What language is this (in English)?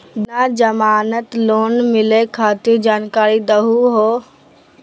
Magahi